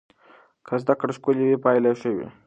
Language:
Pashto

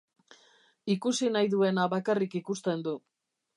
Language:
Basque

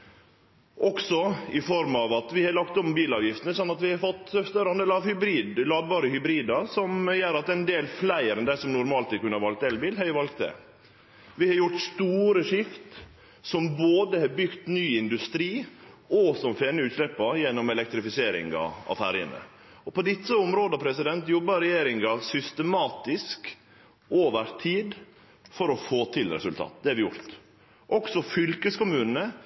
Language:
Norwegian Nynorsk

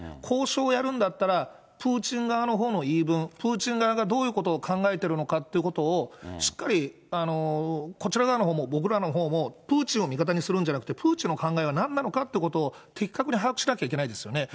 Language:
Japanese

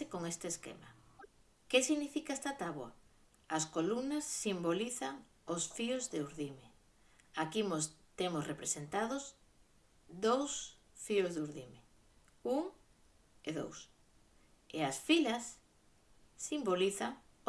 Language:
Galician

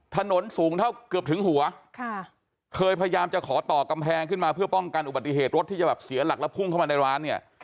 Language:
Thai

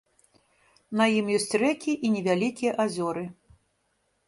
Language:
Belarusian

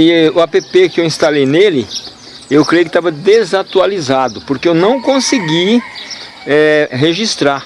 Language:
Portuguese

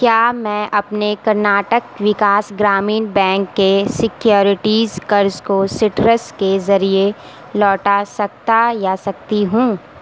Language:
Urdu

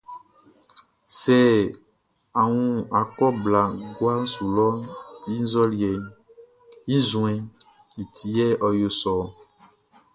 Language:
Baoulé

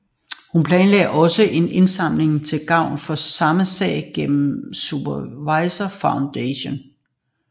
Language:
Danish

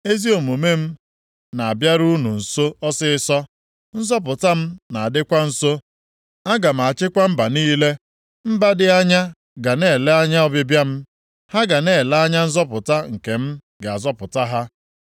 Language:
Igbo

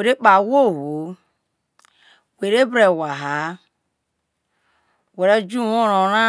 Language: Isoko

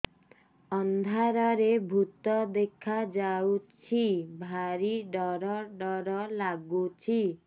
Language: Odia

